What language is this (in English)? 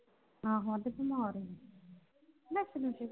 Punjabi